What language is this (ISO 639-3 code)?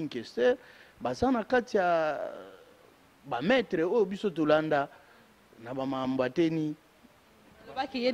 fra